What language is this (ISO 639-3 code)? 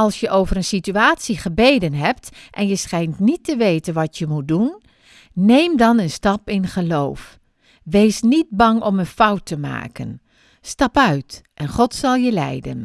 nld